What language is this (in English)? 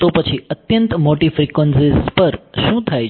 Gujarati